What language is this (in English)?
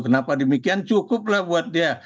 Indonesian